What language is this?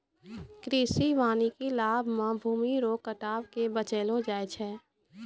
Maithili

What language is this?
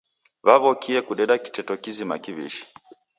Taita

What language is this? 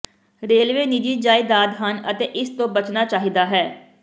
Punjabi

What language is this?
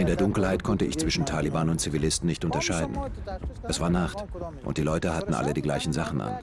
German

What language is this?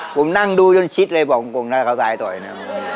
Thai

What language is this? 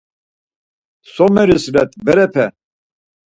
Laz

